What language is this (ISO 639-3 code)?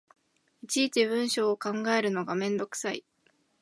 jpn